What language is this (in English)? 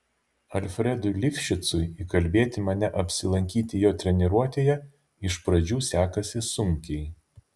Lithuanian